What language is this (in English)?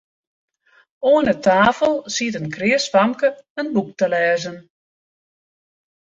Western Frisian